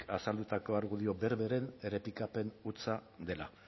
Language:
Basque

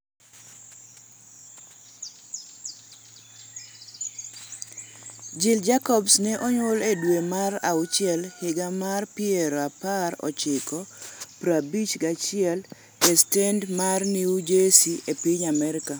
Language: Luo (Kenya and Tanzania)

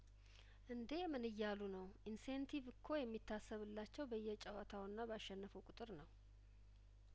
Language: Amharic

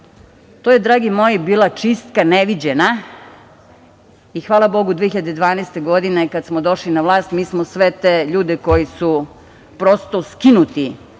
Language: Serbian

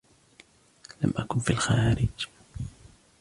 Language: Arabic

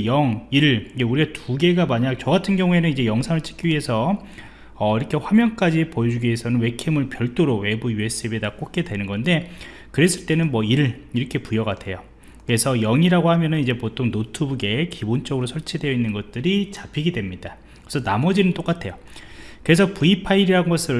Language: Korean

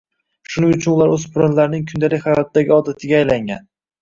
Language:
Uzbek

